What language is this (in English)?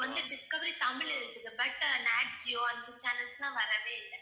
Tamil